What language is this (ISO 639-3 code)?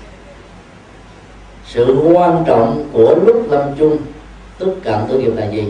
vie